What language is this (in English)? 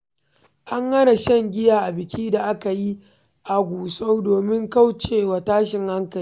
Hausa